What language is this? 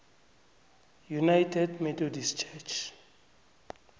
South Ndebele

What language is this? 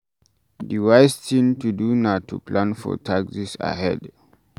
Nigerian Pidgin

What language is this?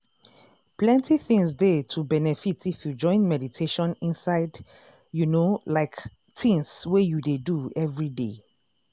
Nigerian Pidgin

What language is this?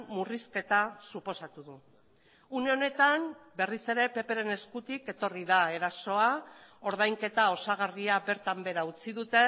Basque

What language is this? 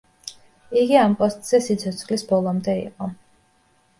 Georgian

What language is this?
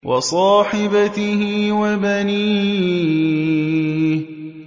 Arabic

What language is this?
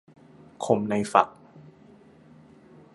Thai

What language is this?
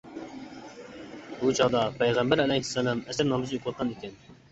Uyghur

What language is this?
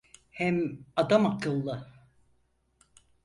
Turkish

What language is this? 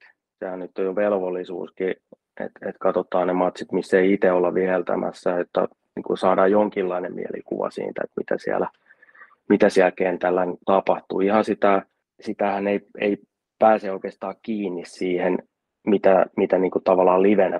Finnish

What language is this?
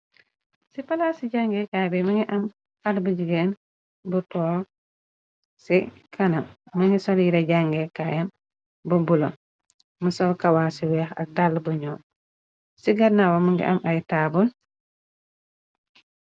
Wolof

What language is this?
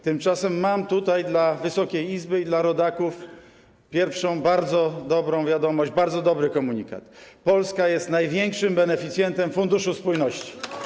Polish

